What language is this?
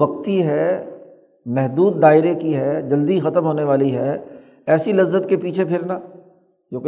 Urdu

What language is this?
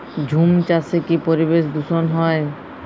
Bangla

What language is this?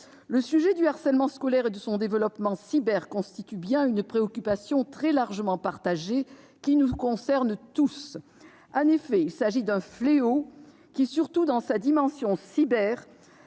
French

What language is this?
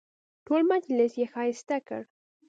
Pashto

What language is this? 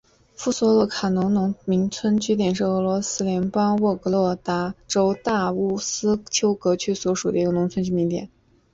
Chinese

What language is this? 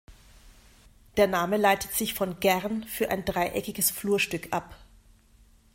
German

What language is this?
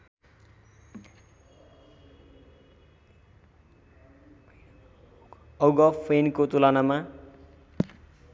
Nepali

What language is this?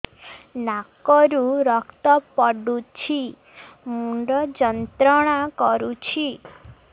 Odia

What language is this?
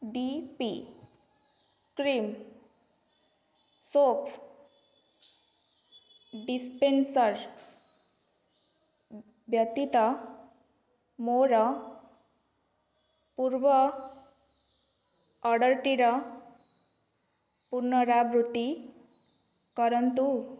Odia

